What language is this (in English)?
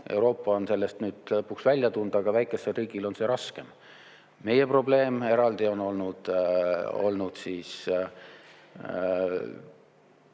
Estonian